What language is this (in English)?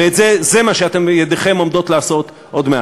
Hebrew